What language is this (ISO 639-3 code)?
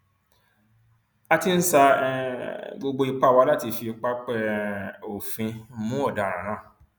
yor